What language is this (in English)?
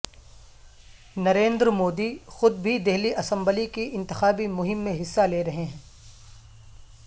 Urdu